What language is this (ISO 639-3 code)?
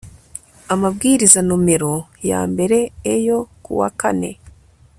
kin